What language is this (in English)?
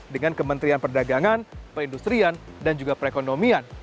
Indonesian